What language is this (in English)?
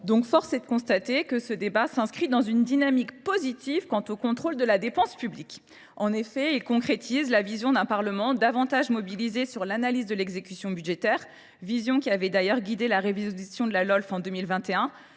French